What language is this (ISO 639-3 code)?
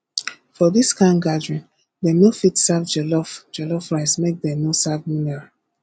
pcm